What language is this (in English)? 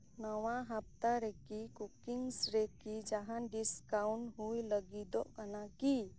Santali